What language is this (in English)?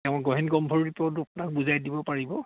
Assamese